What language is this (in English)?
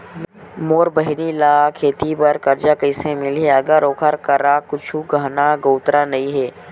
Chhattisgarhi